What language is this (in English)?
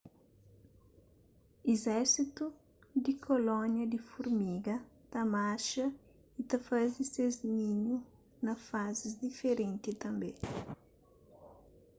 Kabuverdianu